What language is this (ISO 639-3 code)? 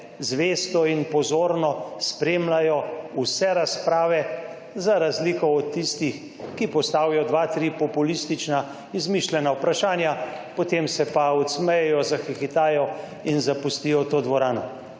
slv